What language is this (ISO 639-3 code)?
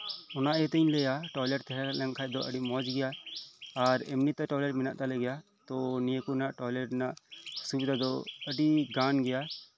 sat